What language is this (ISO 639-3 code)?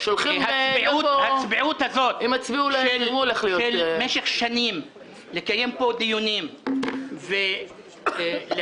heb